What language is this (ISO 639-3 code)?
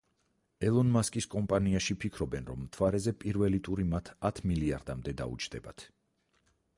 kat